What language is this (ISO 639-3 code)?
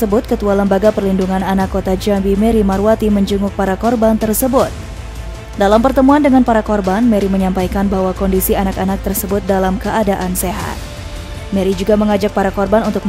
ind